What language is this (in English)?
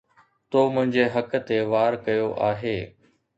Sindhi